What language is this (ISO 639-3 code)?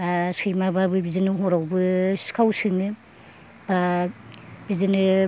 brx